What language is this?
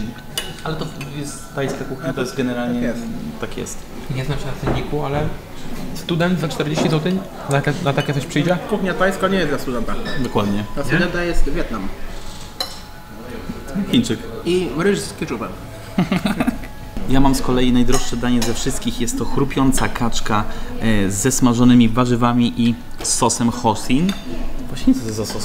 Polish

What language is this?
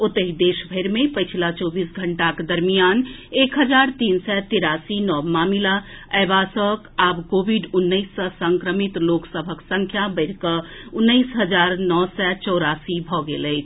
Maithili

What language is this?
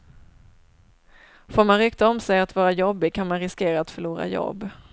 Swedish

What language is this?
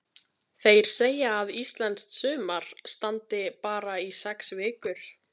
Icelandic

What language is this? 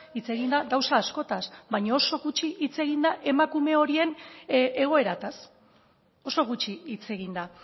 Basque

